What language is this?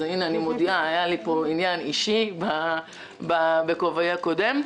Hebrew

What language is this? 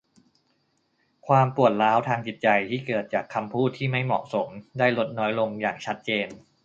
Thai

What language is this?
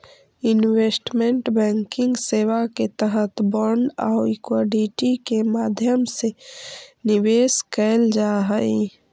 Magahi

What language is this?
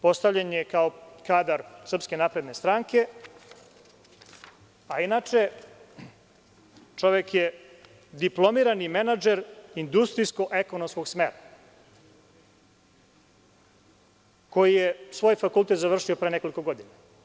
Serbian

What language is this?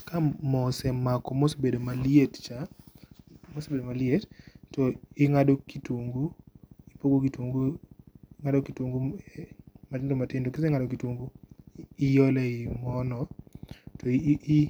Luo (Kenya and Tanzania)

